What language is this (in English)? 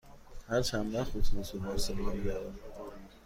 Persian